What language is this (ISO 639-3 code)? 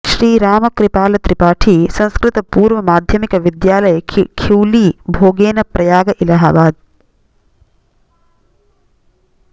san